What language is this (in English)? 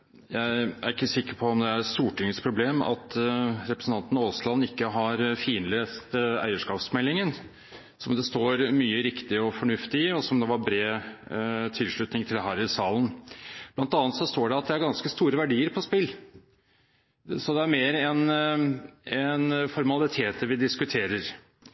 Norwegian